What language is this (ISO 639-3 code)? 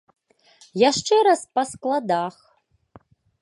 bel